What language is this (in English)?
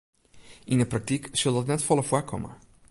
Western Frisian